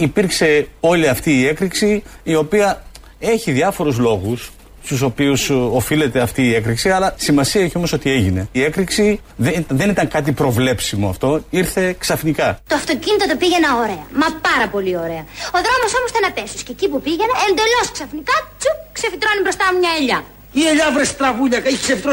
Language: Greek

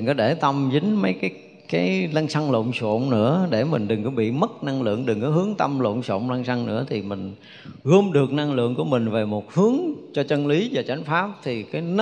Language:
Vietnamese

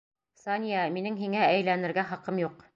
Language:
Bashkir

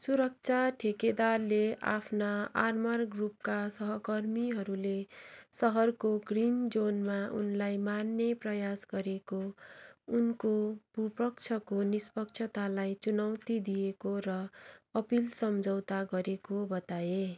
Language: Nepali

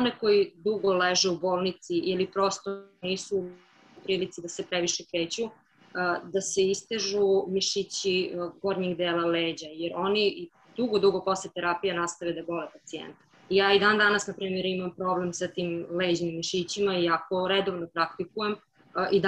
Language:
Croatian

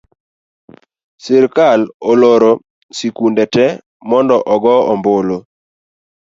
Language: Luo (Kenya and Tanzania)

